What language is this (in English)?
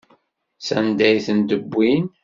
Kabyle